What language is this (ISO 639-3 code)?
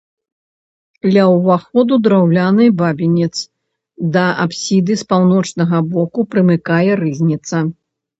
bel